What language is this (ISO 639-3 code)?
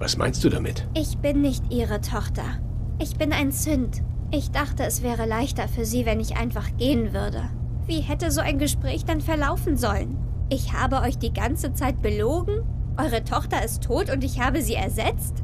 deu